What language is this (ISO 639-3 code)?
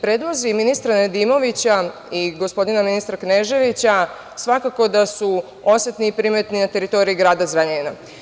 srp